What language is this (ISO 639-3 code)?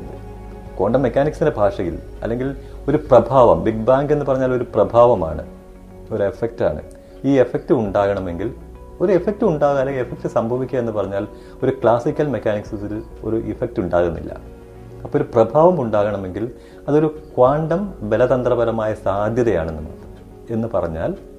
mal